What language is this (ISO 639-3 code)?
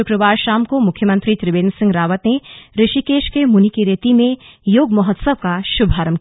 hin